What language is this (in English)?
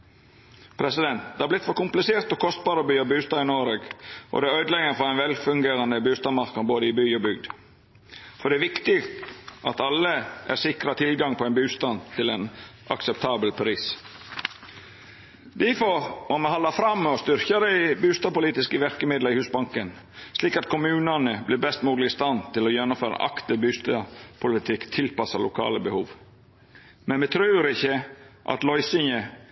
Norwegian Nynorsk